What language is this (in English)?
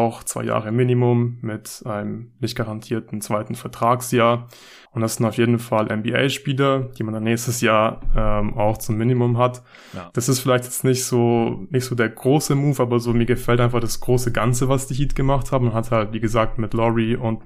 German